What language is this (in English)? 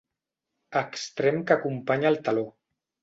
Catalan